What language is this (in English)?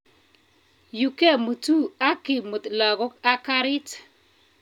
Kalenjin